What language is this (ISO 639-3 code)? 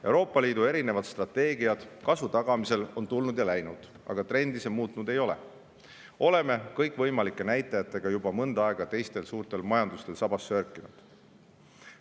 est